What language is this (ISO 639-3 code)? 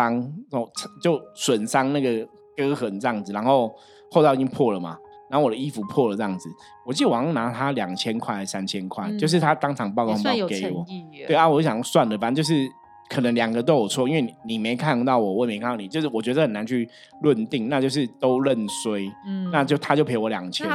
zho